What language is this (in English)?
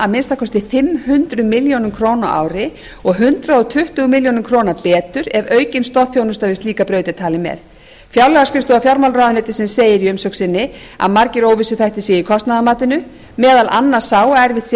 Icelandic